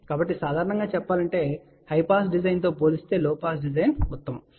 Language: Telugu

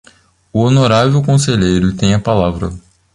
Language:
Portuguese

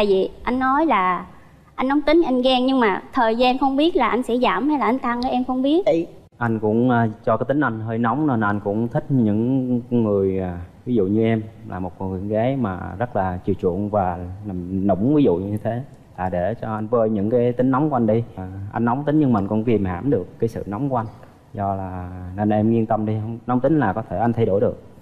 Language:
Vietnamese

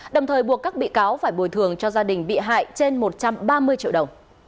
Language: Vietnamese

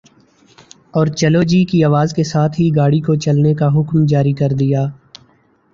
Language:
Urdu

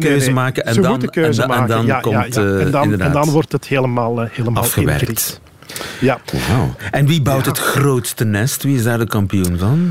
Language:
Dutch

